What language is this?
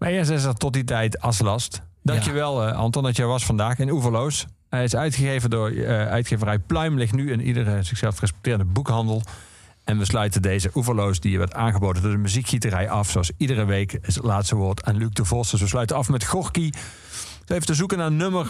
Dutch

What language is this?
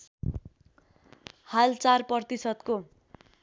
Nepali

